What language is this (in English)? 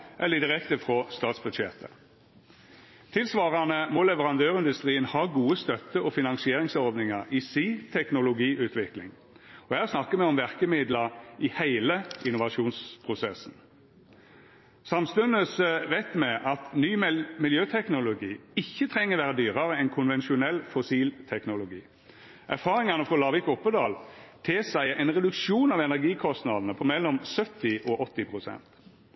Norwegian Nynorsk